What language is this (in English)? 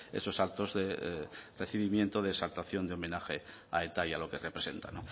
Spanish